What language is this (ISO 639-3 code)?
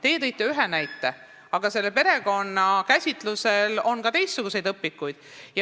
est